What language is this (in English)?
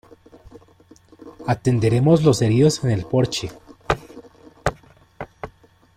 Spanish